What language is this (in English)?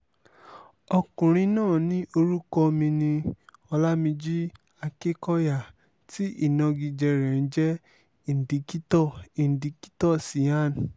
Yoruba